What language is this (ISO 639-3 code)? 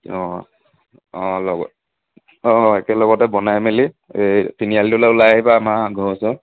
asm